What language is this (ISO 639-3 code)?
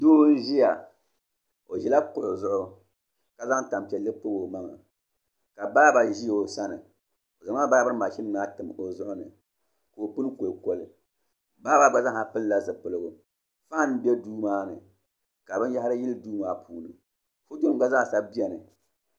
dag